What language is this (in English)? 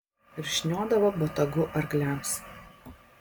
Lithuanian